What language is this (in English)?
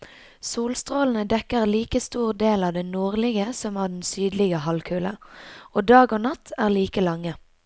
Norwegian